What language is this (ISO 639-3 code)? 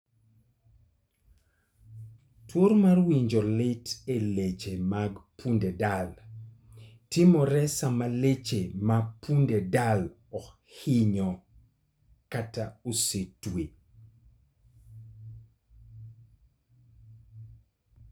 luo